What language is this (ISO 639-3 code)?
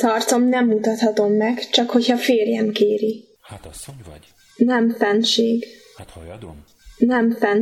hun